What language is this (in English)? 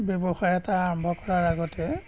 Assamese